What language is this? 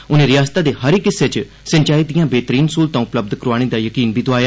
Dogri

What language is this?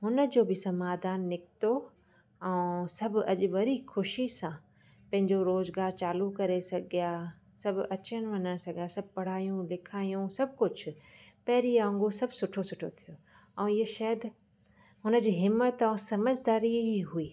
Sindhi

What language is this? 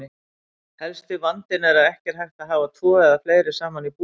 Icelandic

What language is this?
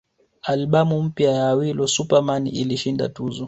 Swahili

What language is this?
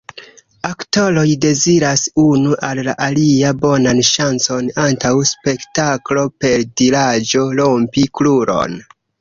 Esperanto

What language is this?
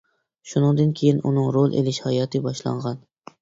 Uyghur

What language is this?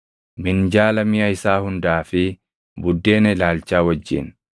Oromo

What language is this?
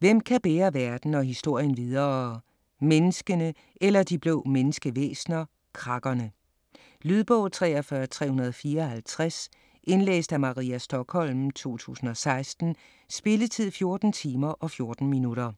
Danish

